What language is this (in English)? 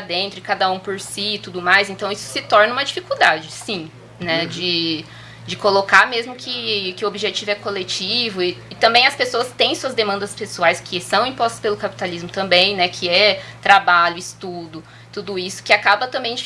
Portuguese